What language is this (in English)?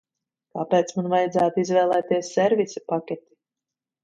Latvian